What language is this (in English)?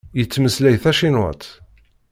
Kabyle